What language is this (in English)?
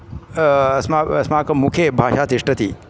Sanskrit